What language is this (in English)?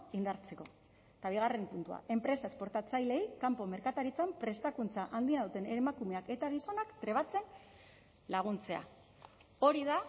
Basque